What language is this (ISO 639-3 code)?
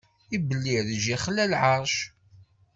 kab